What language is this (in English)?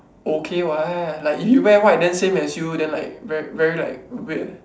English